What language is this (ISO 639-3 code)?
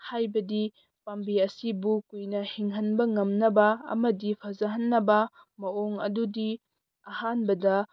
mni